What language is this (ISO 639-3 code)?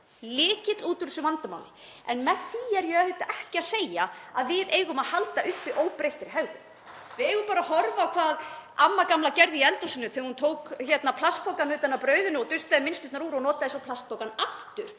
isl